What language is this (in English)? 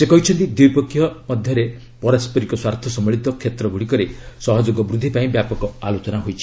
Odia